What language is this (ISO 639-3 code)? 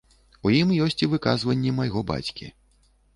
bel